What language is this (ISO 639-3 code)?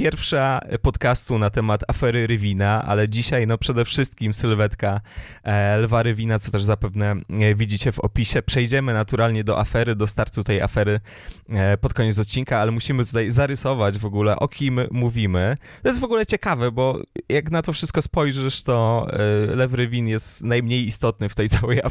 pol